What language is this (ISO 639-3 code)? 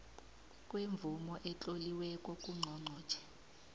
nbl